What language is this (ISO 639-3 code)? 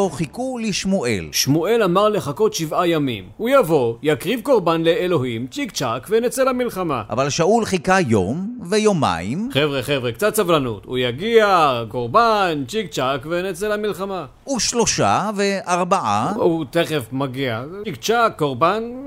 heb